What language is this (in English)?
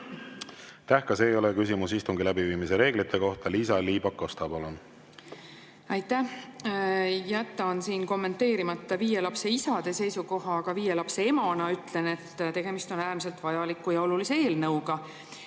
Estonian